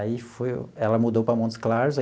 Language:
Portuguese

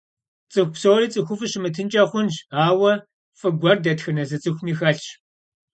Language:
Kabardian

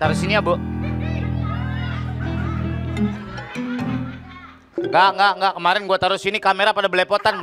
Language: Indonesian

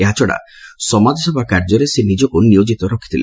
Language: Odia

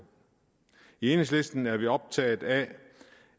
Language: Danish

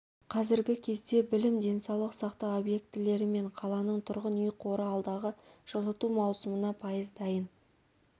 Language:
Kazakh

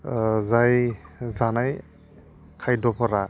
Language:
Bodo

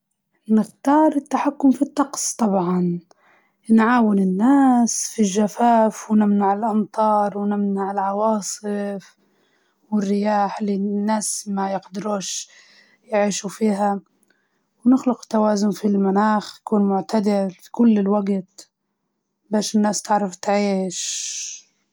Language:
Libyan Arabic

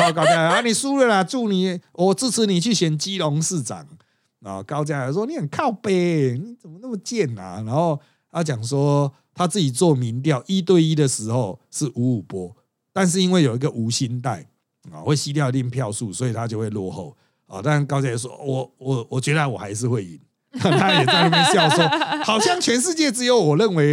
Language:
Chinese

